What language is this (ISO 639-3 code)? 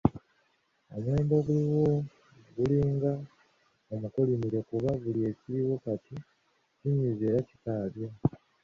lug